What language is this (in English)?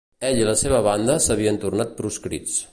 Catalan